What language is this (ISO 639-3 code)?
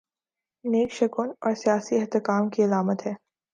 urd